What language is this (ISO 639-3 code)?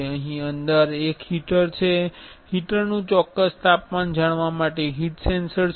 guj